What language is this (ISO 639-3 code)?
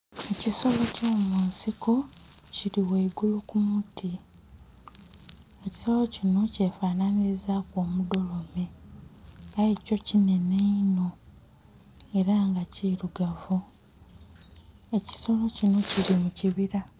xog